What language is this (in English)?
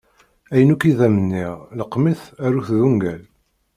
Kabyle